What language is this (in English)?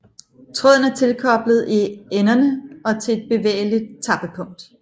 Danish